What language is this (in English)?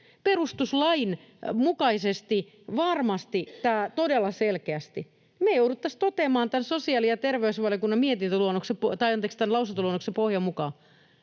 Finnish